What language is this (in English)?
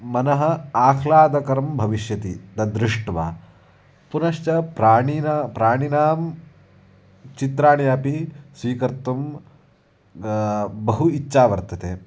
Sanskrit